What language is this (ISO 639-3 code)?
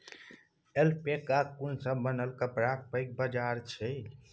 mai